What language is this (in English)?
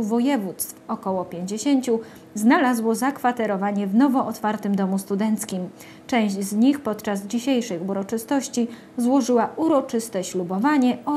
Polish